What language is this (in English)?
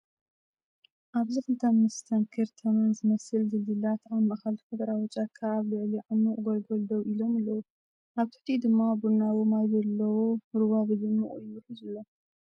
Tigrinya